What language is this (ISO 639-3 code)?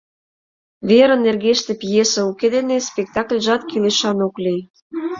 chm